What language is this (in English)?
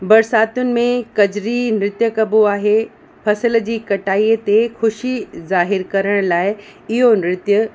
Sindhi